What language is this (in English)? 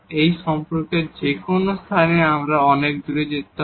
Bangla